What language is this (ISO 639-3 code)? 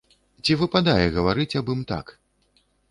bel